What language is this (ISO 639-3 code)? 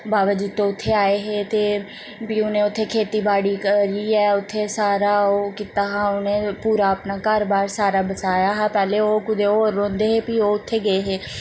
doi